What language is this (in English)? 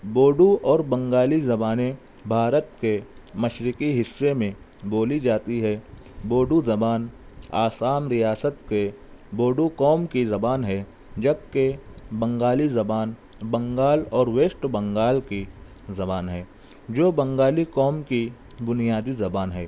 Urdu